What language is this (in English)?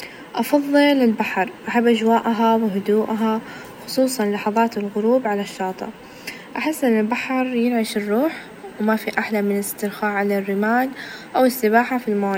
Najdi Arabic